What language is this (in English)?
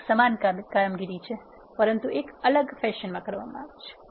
Gujarati